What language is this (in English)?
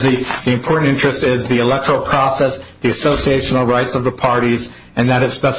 English